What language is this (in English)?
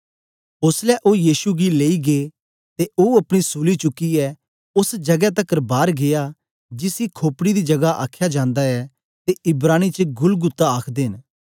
Dogri